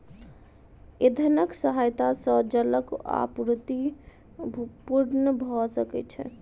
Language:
Maithili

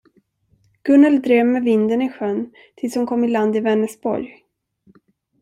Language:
Swedish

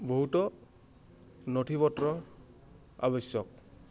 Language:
Assamese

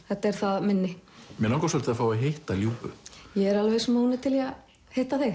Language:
Icelandic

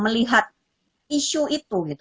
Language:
Indonesian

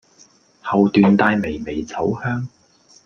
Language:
Cantonese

